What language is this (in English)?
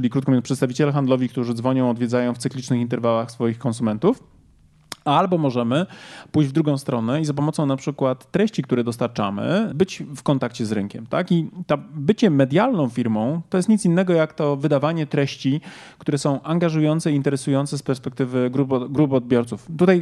Polish